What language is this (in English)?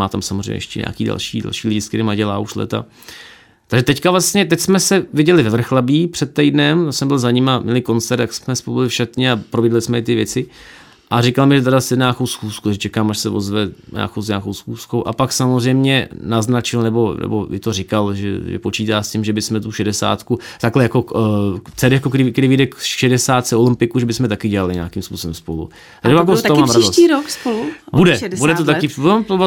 Czech